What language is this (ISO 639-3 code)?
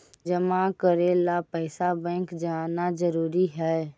mag